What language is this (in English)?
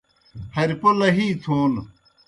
Kohistani Shina